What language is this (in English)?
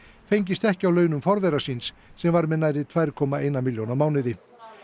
Icelandic